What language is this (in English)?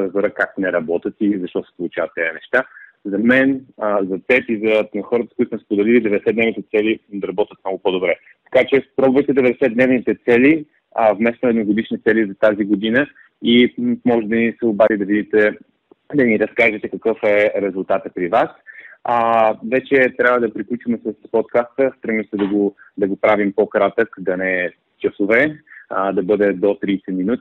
Bulgarian